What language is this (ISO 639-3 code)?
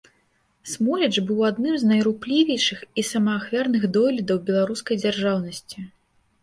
bel